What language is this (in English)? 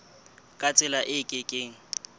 Southern Sotho